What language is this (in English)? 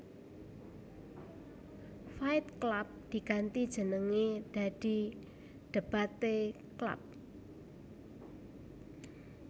Javanese